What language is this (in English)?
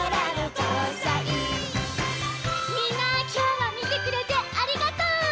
Japanese